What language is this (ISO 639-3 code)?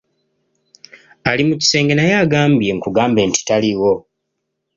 lug